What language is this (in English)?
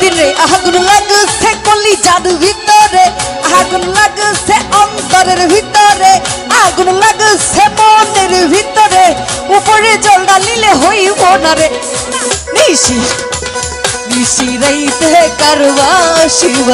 Hindi